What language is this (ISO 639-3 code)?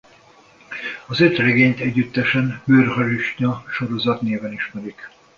hun